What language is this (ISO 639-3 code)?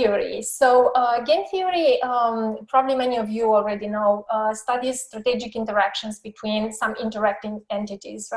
eng